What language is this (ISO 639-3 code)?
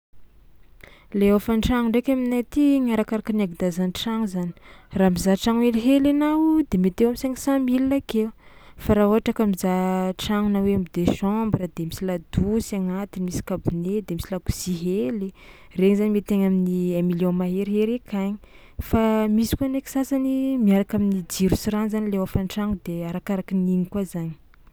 xmw